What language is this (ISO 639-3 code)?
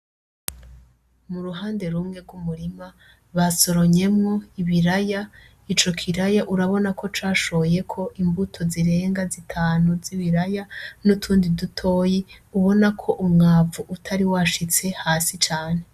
run